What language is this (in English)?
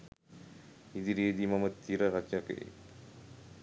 Sinhala